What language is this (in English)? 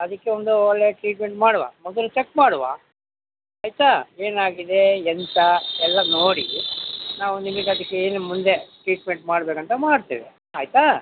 Kannada